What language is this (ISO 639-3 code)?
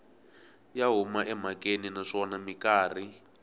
tso